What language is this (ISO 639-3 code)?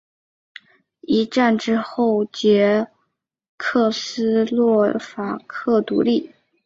zho